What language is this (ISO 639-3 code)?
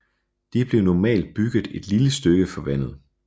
dan